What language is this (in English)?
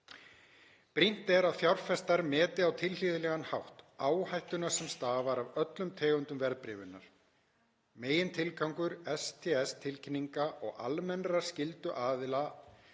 Icelandic